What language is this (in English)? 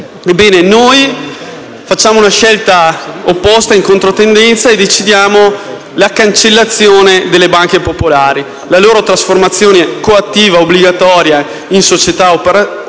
Italian